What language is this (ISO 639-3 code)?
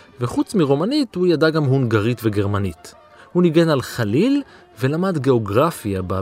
heb